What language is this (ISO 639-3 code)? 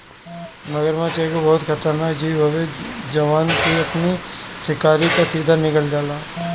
bho